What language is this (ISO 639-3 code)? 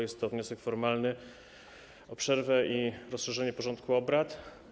pol